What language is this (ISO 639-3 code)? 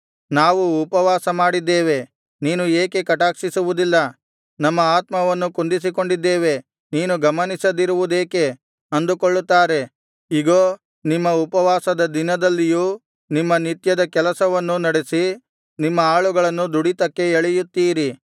kan